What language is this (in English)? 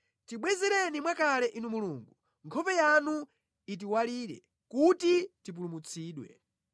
Nyanja